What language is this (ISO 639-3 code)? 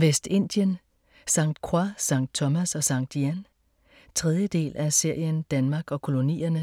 dan